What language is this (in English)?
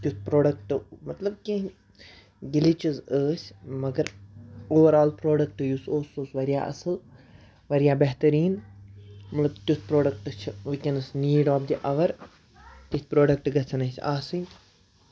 Kashmiri